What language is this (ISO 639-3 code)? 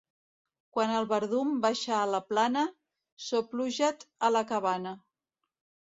cat